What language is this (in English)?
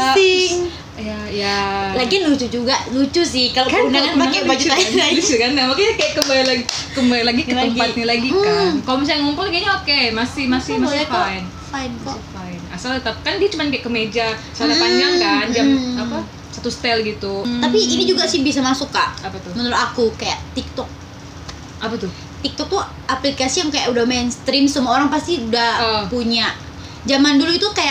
Indonesian